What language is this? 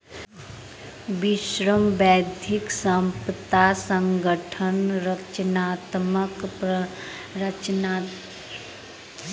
Maithili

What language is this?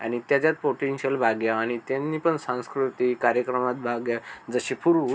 Marathi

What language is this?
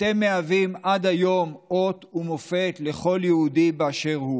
Hebrew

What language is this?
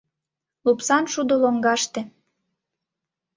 Mari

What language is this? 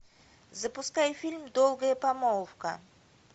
Russian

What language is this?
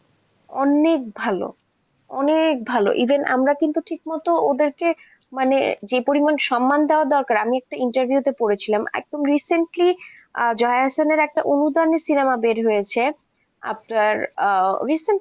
Bangla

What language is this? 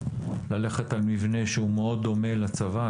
Hebrew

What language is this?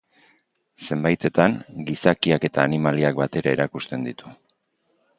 Basque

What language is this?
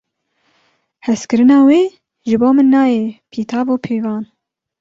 Kurdish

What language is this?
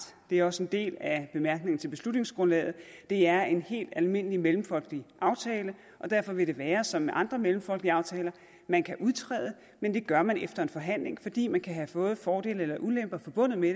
Danish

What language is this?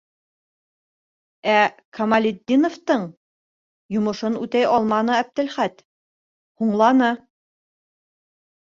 Bashkir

